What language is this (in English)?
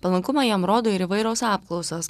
Lithuanian